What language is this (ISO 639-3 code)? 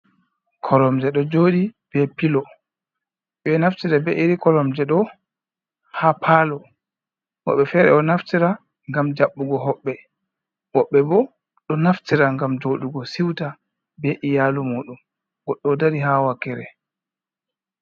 ful